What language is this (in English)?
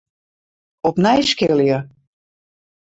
Western Frisian